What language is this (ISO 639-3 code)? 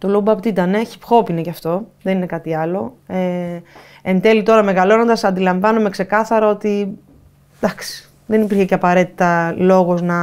ell